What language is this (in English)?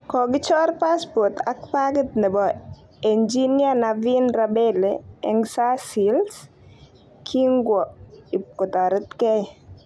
Kalenjin